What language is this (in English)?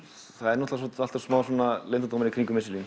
Icelandic